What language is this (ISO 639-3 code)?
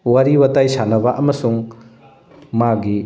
mni